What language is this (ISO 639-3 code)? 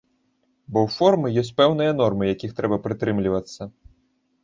bel